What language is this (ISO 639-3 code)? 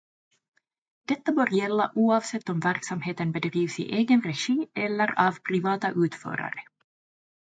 swe